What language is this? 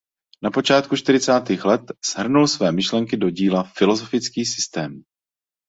Czech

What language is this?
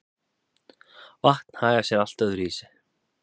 Icelandic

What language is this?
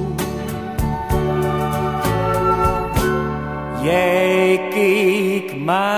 Romanian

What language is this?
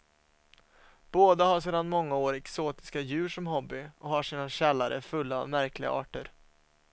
Swedish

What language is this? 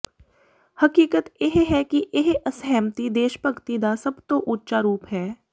Punjabi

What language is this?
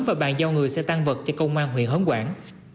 Vietnamese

